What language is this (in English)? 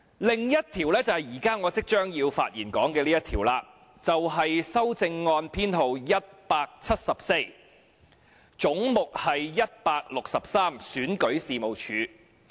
Cantonese